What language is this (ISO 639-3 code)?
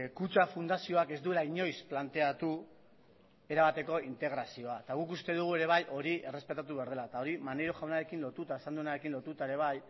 eus